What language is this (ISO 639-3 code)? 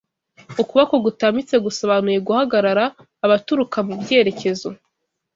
kin